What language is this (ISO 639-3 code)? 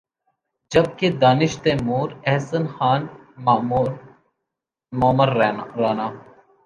urd